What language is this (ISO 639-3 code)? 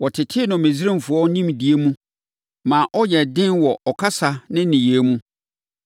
aka